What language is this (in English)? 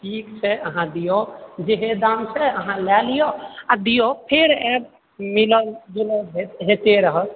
Maithili